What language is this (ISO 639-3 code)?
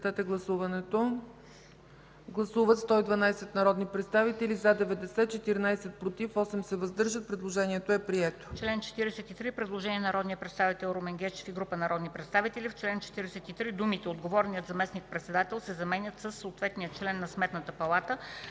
bul